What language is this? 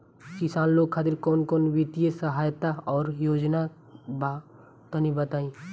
Bhojpuri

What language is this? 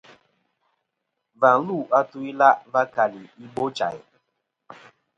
Kom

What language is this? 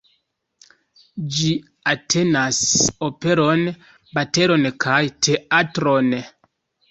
Esperanto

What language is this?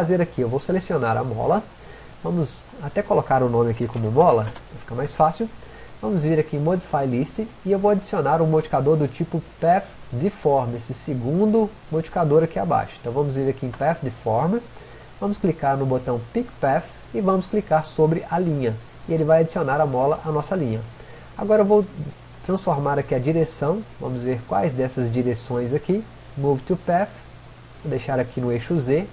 Portuguese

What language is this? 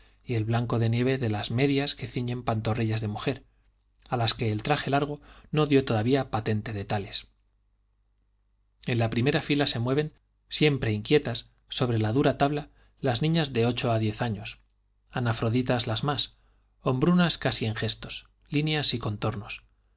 Spanish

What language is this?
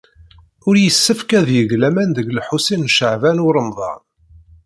Kabyle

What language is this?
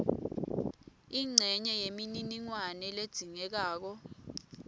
Swati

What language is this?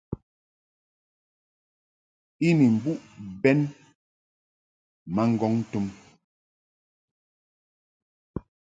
Mungaka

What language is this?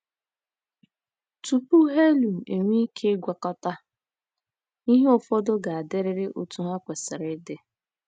Igbo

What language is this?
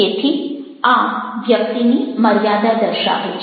Gujarati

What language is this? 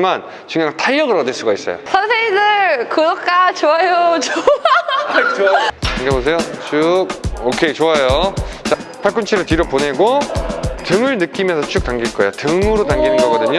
Korean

